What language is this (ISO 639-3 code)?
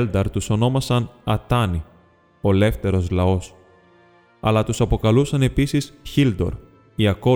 ell